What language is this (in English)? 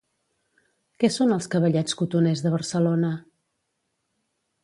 Catalan